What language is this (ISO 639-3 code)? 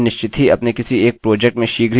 hin